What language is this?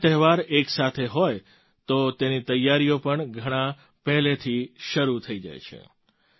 Gujarati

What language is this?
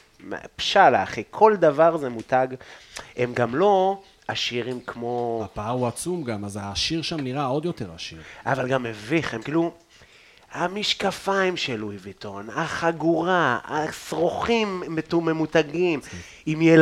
Hebrew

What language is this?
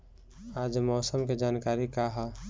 Bhojpuri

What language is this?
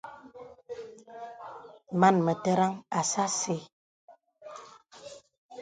Bebele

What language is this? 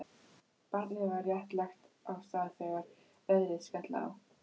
Icelandic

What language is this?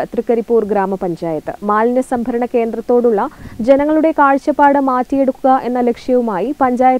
Malayalam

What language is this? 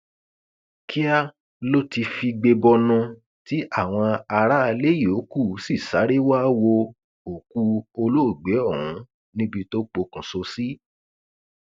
Yoruba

